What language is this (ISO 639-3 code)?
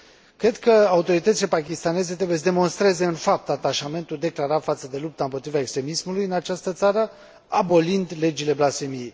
ron